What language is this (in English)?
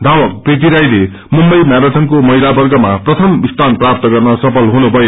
Nepali